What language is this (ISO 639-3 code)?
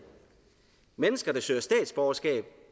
dan